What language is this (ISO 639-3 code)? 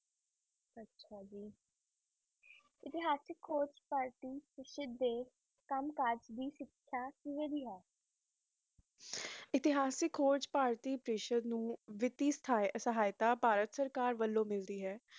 pan